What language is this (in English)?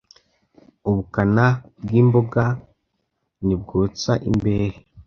Kinyarwanda